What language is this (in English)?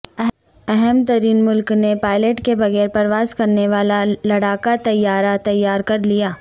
Urdu